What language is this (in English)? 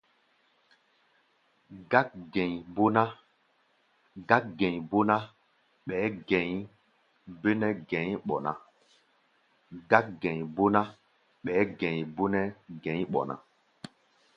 Gbaya